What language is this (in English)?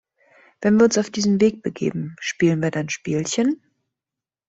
German